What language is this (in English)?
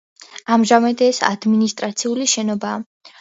Georgian